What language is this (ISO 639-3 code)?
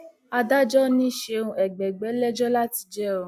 yor